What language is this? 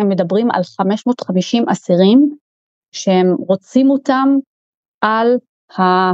Hebrew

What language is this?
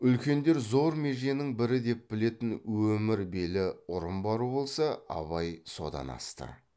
Kazakh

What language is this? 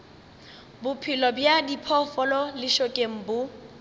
Northern Sotho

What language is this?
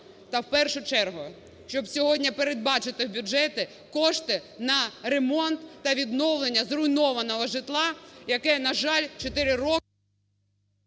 Ukrainian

